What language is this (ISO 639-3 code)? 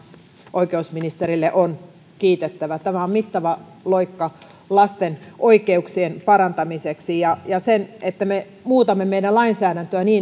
fin